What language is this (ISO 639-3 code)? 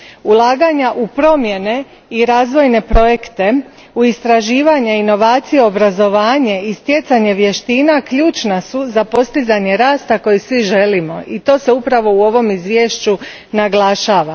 hrv